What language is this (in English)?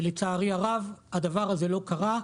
Hebrew